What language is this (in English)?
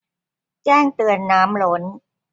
Thai